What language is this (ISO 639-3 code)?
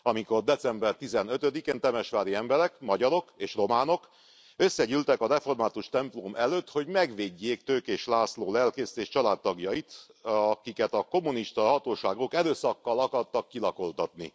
hun